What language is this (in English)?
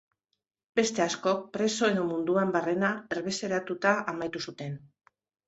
Basque